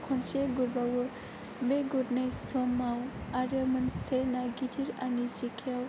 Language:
Bodo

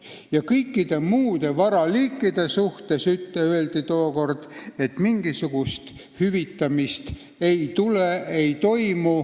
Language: Estonian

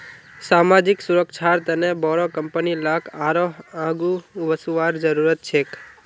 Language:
Magahi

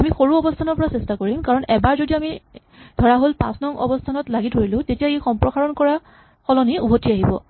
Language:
Assamese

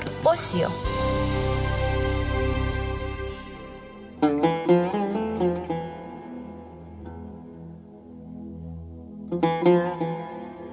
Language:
Persian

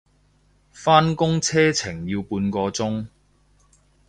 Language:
Cantonese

